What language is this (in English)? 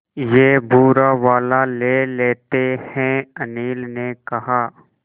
Hindi